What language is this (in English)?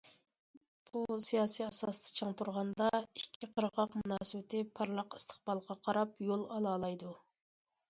Uyghur